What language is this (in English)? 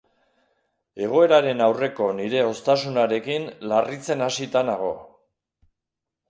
Basque